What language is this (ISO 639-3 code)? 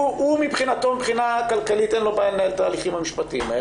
heb